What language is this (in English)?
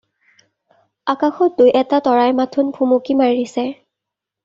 Assamese